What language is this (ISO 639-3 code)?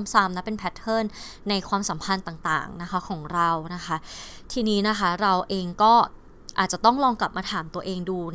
tha